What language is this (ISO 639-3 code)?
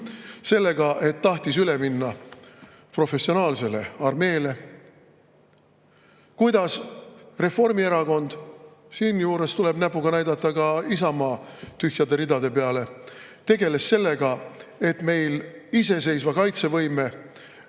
est